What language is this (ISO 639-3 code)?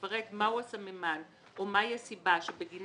heb